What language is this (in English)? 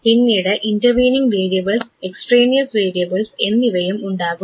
Malayalam